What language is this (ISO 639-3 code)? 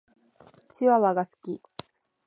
jpn